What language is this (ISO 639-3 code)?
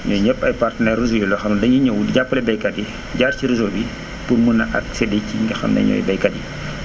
wol